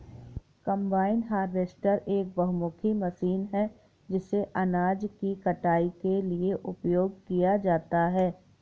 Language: Hindi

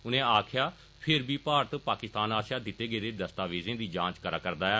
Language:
Dogri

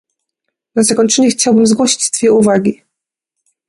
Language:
Polish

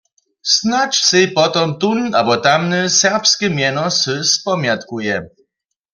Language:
Upper Sorbian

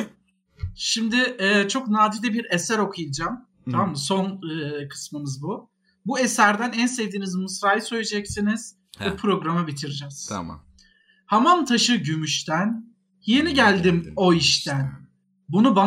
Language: Turkish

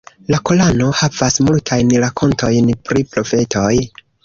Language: Esperanto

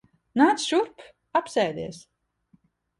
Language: Latvian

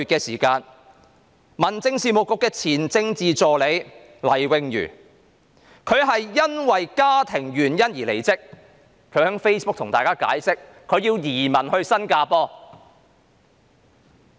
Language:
Cantonese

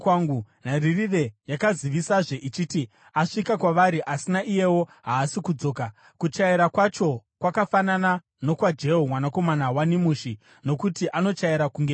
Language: Shona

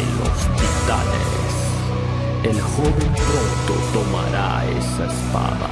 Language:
Italian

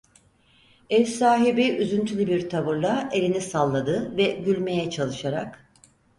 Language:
Turkish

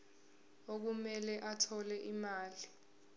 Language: Zulu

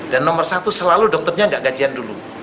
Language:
Indonesian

